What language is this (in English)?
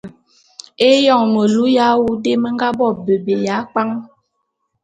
Bulu